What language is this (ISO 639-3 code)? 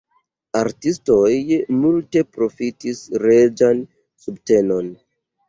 epo